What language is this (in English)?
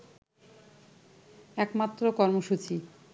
Bangla